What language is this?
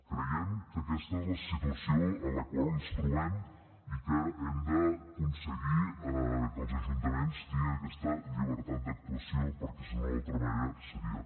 Catalan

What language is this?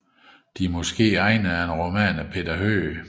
Danish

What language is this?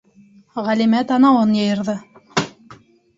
Bashkir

